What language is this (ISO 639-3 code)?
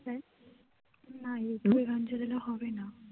ben